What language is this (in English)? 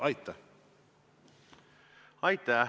Estonian